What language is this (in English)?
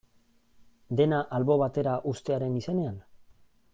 Basque